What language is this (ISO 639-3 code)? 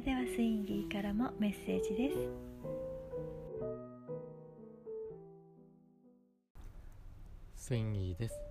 jpn